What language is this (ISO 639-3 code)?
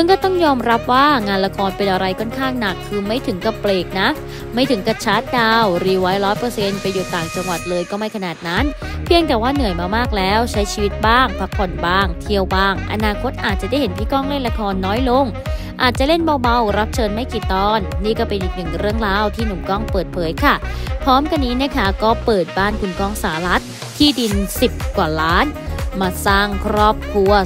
tha